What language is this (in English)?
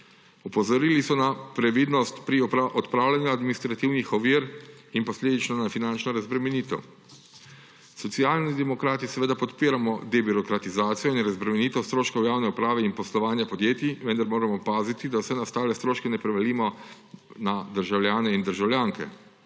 Slovenian